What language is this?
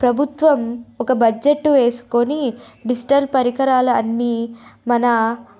Telugu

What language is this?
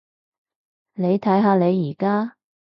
Cantonese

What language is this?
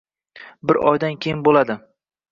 Uzbek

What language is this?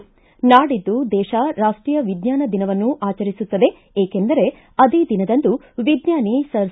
Kannada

